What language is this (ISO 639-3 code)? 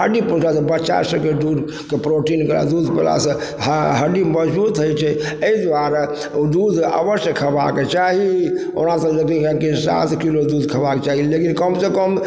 mai